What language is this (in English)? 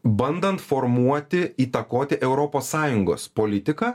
Lithuanian